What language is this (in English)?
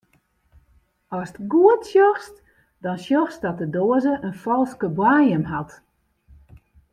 Western Frisian